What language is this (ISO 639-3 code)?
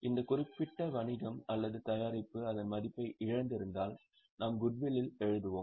tam